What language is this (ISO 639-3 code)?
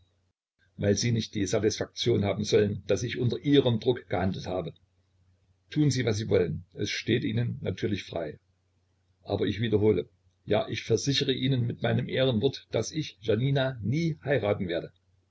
deu